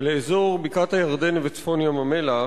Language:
Hebrew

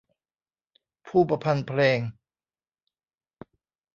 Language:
Thai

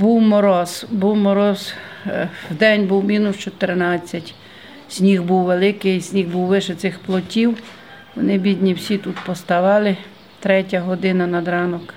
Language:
Ukrainian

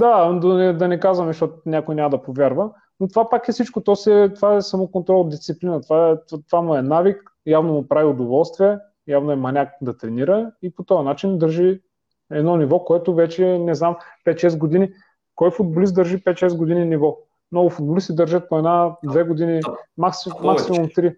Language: Bulgarian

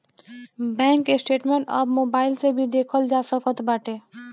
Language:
Bhojpuri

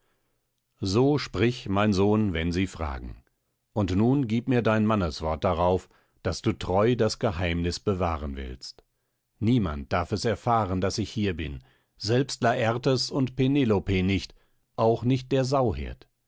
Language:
German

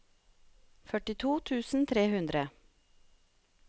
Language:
Norwegian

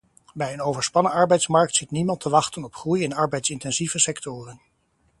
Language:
Dutch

